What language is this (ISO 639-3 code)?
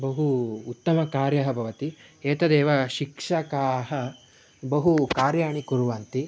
san